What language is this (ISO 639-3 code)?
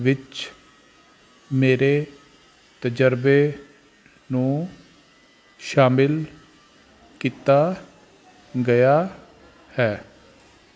pan